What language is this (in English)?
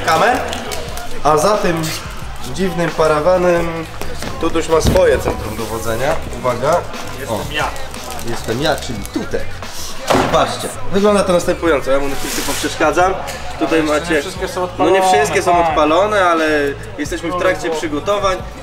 Polish